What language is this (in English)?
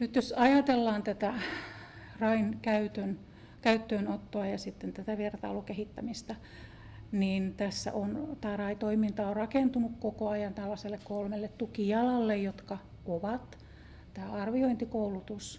Finnish